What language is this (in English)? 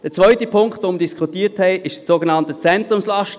Swiss German